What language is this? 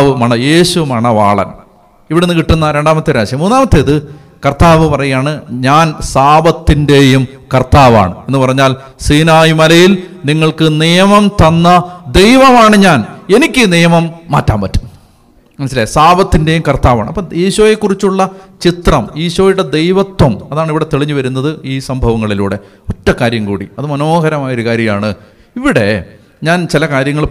Malayalam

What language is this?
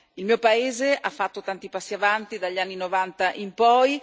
Italian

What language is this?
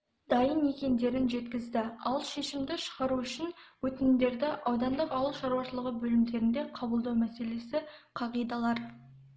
Kazakh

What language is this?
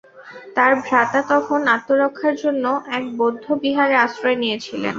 Bangla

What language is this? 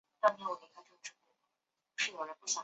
Chinese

